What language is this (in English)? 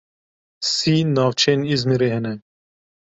Kurdish